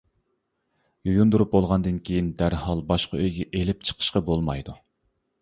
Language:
Uyghur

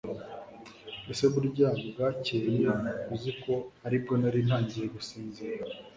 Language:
Kinyarwanda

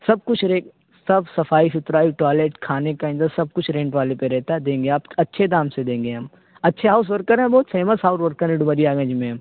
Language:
Urdu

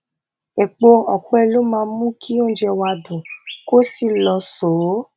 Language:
Yoruba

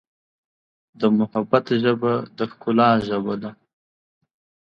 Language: Pashto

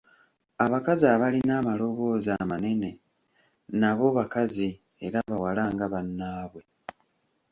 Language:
Ganda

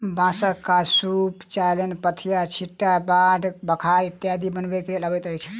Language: Maithili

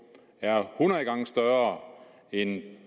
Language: Danish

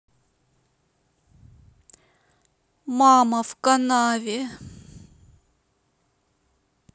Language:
Russian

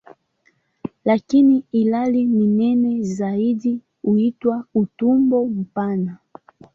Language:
Swahili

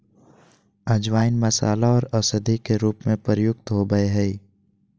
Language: Magahi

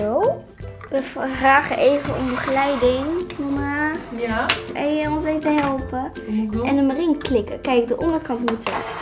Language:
Dutch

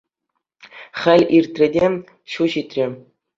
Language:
Chuvash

